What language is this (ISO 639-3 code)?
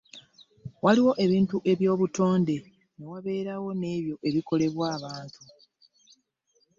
lug